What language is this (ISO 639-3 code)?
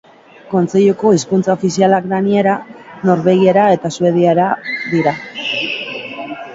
eus